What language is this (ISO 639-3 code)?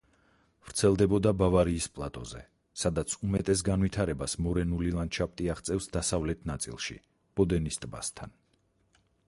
kat